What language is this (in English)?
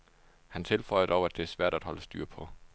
Danish